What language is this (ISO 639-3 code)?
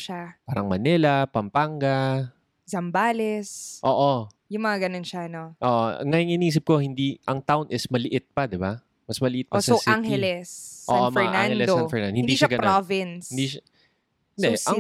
fil